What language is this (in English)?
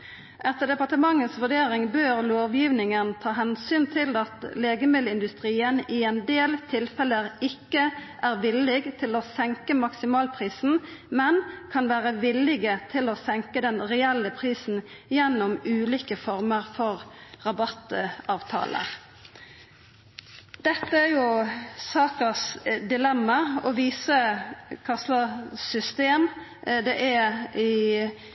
Norwegian Nynorsk